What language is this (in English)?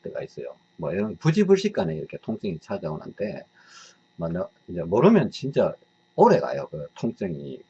Korean